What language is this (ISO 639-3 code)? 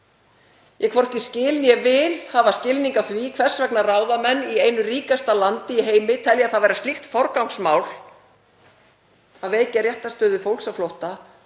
isl